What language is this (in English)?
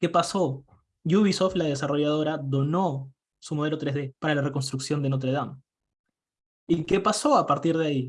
Spanish